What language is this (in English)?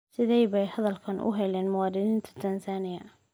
Somali